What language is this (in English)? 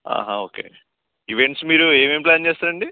Telugu